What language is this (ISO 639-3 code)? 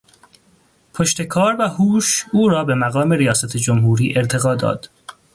fas